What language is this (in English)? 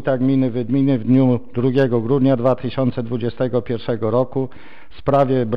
Polish